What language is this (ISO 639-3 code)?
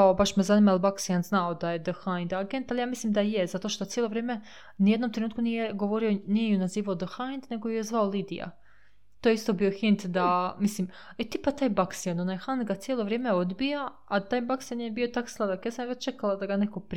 hrv